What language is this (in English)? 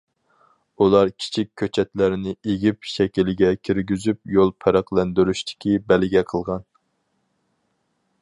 Uyghur